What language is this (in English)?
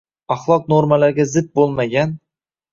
Uzbek